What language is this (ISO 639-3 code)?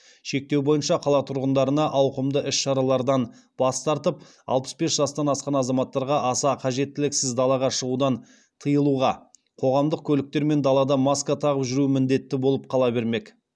kaz